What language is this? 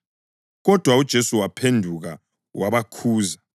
North Ndebele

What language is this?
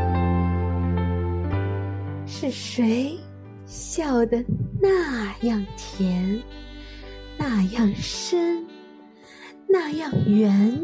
Chinese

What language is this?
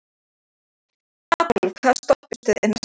Icelandic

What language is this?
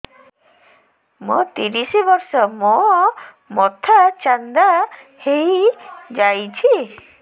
Odia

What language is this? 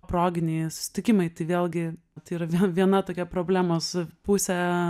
Lithuanian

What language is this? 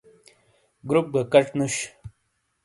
Shina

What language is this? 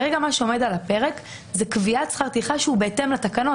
Hebrew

